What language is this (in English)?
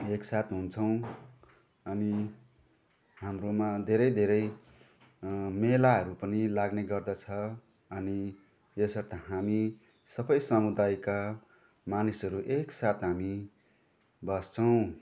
Nepali